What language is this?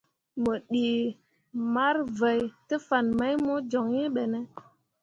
Mundang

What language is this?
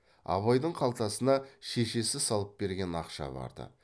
Kazakh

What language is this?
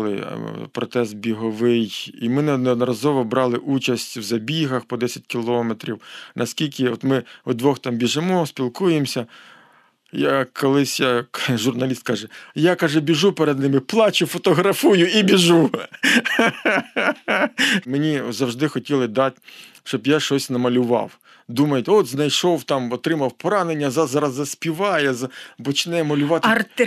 Ukrainian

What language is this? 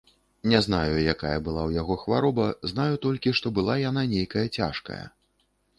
Belarusian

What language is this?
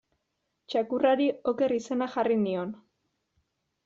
Basque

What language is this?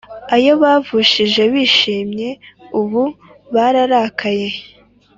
Kinyarwanda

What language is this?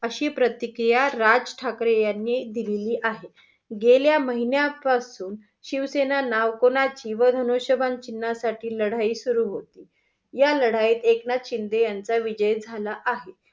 Marathi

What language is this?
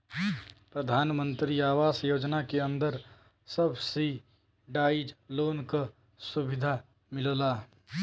Bhojpuri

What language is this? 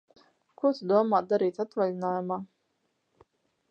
Latvian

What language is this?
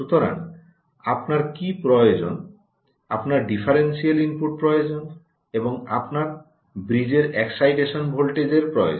Bangla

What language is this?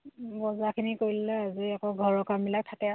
Assamese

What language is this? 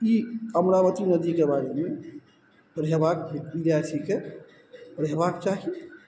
Maithili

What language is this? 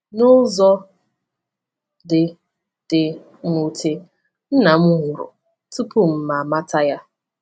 Igbo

